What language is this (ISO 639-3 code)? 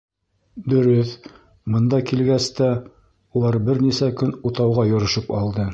bak